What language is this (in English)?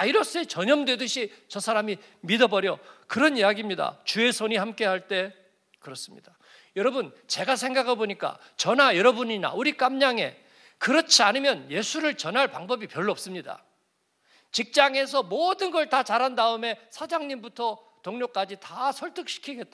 Korean